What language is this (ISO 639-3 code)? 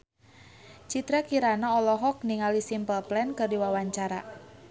sun